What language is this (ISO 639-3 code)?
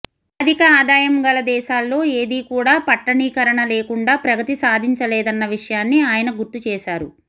tel